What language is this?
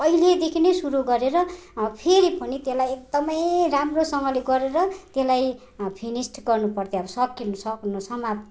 Nepali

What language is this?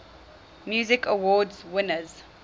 English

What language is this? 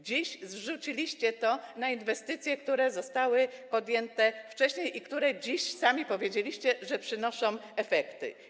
Polish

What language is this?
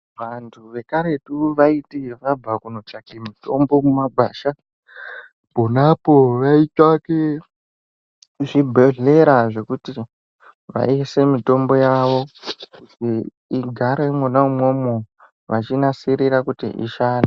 Ndau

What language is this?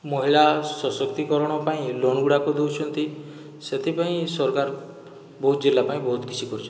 Odia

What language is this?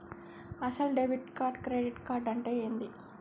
Telugu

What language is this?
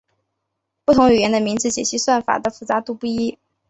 Chinese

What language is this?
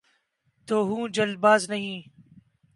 Urdu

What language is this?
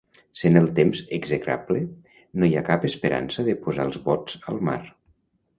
Catalan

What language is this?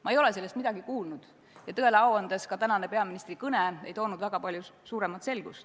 Estonian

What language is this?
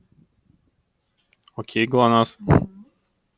Russian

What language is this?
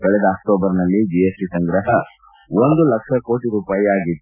Kannada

